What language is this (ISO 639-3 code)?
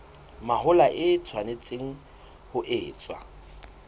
sot